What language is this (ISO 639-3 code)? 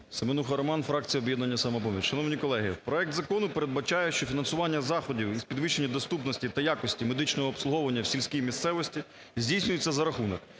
ukr